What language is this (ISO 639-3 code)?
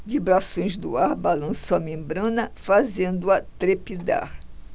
por